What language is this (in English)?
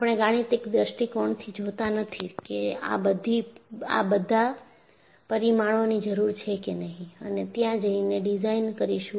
Gujarati